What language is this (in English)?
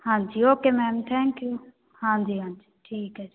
Punjabi